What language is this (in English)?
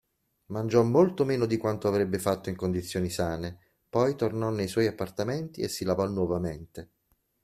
Italian